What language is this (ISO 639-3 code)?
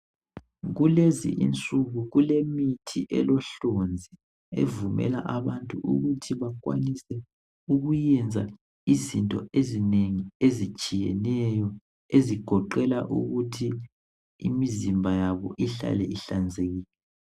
nde